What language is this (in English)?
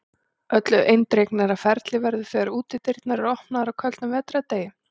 Icelandic